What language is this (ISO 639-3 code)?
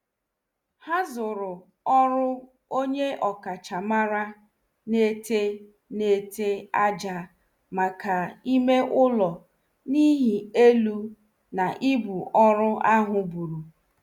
ibo